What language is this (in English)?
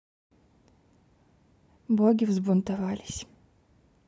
Russian